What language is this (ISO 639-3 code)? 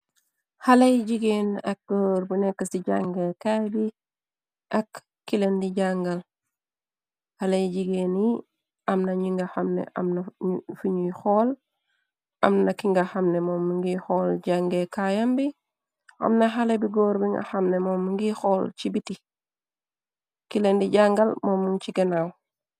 wol